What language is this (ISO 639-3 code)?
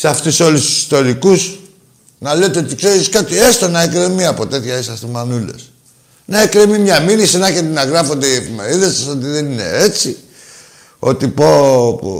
ell